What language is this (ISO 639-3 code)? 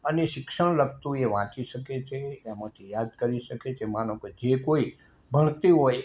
guj